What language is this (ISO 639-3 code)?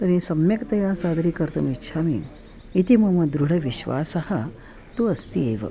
san